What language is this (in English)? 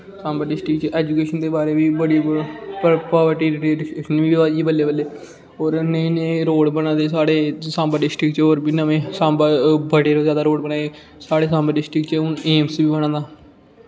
Dogri